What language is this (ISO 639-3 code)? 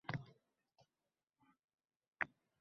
uzb